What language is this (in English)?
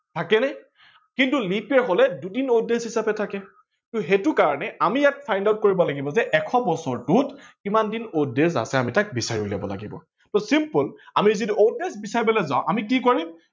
Assamese